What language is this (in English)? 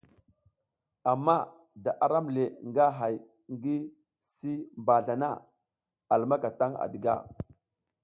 South Giziga